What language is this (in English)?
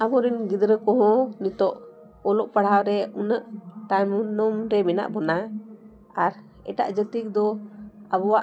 Santali